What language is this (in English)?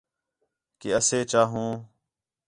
Khetrani